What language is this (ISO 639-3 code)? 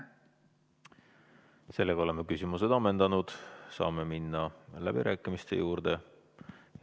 est